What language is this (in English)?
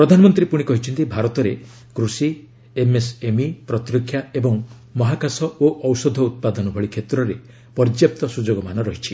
Odia